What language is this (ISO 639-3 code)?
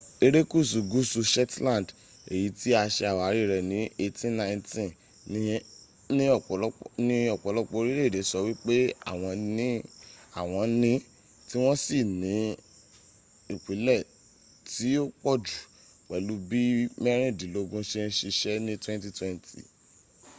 yor